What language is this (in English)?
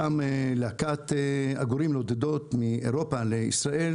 Hebrew